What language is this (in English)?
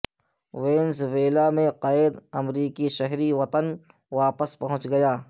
Urdu